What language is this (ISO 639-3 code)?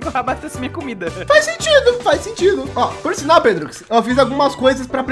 por